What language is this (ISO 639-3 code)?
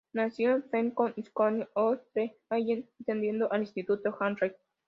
spa